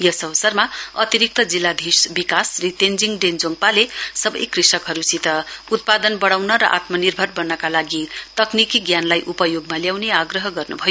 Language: Nepali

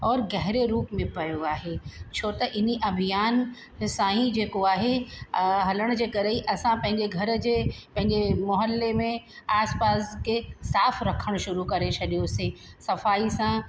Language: Sindhi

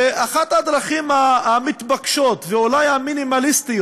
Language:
Hebrew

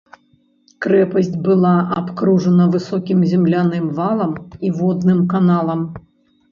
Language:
Belarusian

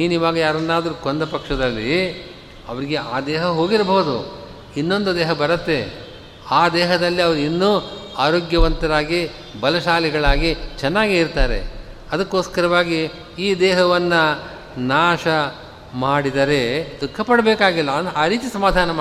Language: Kannada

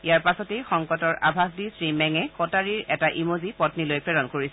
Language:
Assamese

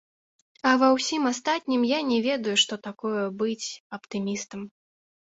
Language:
Belarusian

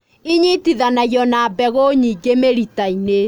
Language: Kikuyu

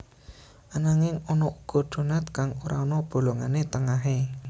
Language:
Javanese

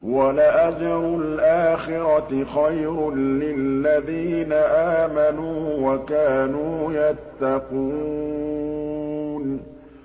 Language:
Arabic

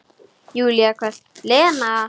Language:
Icelandic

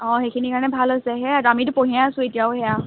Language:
Assamese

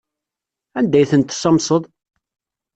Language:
Kabyle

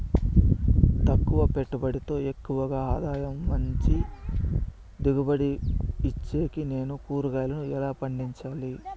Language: Telugu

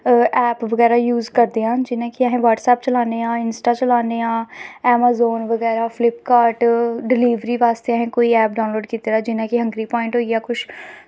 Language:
Dogri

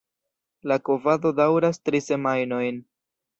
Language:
Esperanto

